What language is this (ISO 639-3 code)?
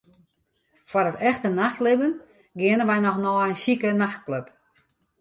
fry